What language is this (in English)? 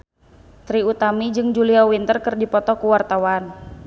Sundanese